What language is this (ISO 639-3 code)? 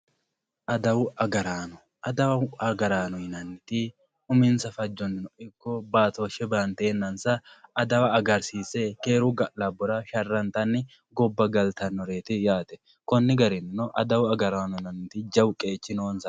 sid